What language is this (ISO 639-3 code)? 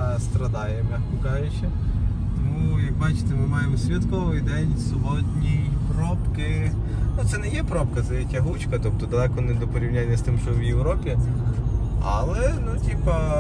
ukr